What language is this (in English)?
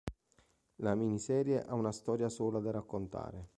Italian